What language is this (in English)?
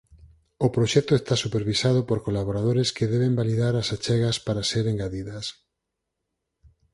Galician